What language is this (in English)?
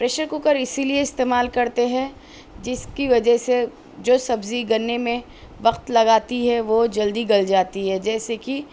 Urdu